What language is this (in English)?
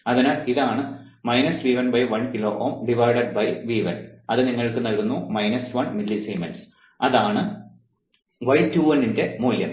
Malayalam